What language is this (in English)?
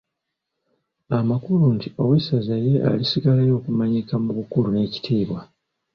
Ganda